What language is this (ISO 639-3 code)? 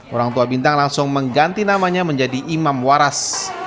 ind